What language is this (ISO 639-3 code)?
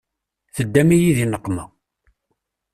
kab